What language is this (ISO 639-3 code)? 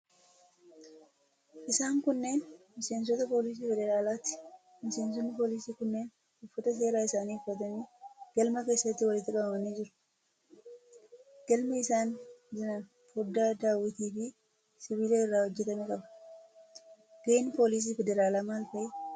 orm